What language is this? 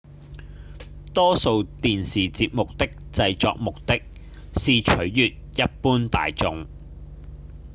Cantonese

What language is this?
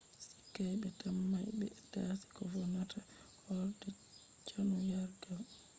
Fula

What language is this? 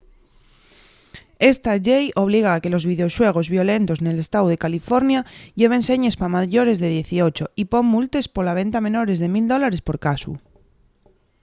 Asturian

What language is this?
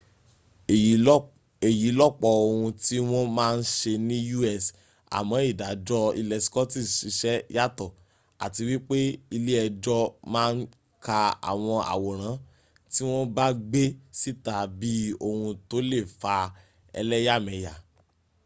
Yoruba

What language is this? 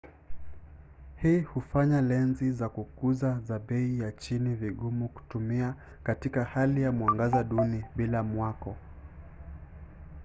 Swahili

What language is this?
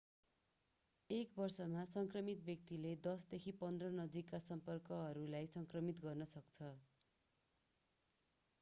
Nepali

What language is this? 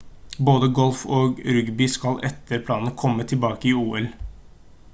Norwegian Bokmål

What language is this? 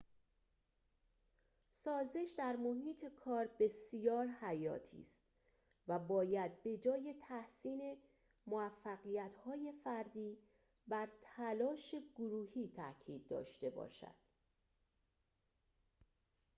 Persian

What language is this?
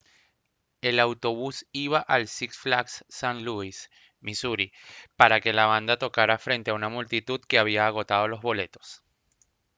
Spanish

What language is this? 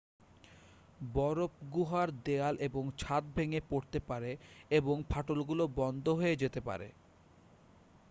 Bangla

